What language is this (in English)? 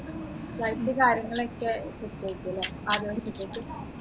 Malayalam